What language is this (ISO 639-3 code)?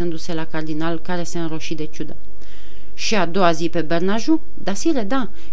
ron